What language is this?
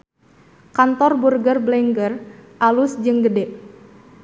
Sundanese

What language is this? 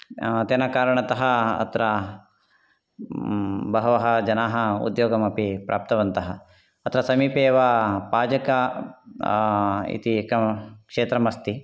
Sanskrit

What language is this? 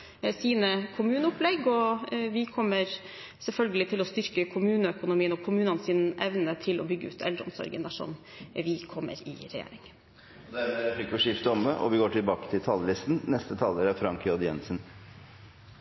Norwegian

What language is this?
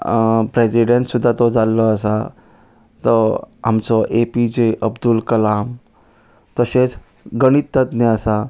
Konkani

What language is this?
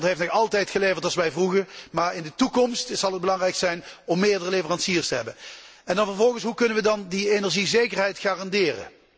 Dutch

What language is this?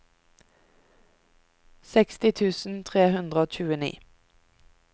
Norwegian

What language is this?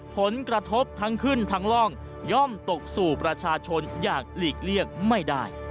Thai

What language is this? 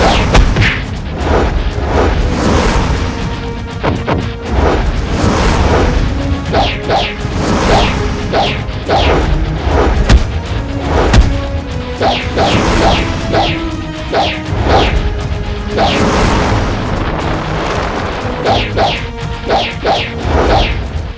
Indonesian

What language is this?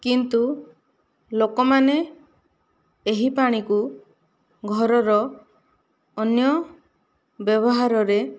Odia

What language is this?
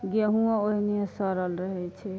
Maithili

